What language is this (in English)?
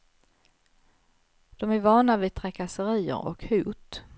Swedish